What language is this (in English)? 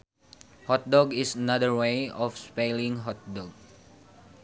Sundanese